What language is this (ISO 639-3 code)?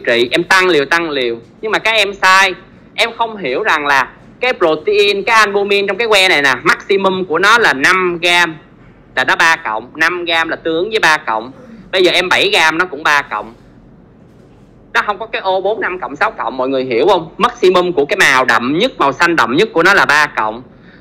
vie